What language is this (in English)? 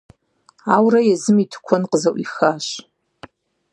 Kabardian